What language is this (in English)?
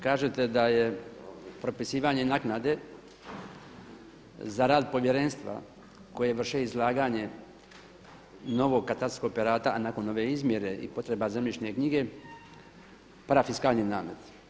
Croatian